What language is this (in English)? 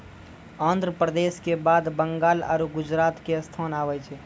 Maithili